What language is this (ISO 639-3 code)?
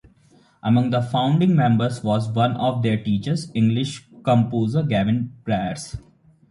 eng